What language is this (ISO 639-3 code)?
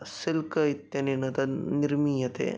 san